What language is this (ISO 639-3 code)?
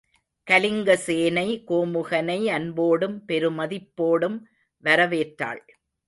tam